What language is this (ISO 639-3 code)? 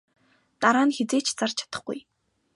mon